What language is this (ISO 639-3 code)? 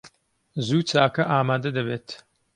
ckb